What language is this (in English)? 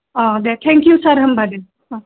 Bodo